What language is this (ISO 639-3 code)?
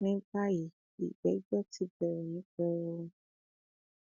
yor